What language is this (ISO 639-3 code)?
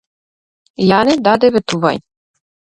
mkd